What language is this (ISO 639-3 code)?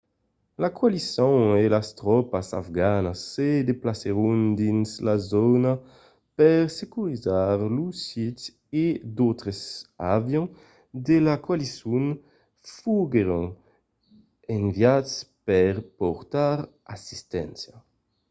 oci